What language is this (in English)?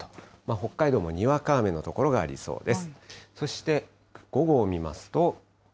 Japanese